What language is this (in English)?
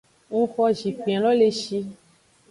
Aja (Benin)